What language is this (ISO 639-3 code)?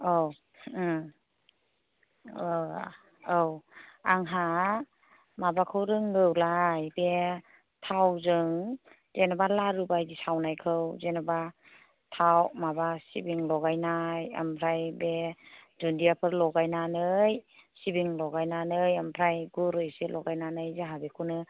brx